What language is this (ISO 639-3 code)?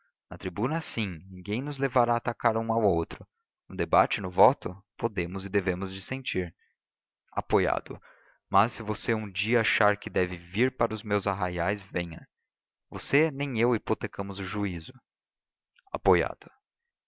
por